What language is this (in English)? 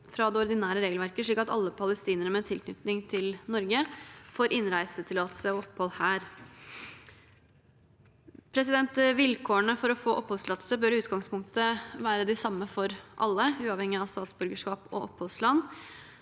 Norwegian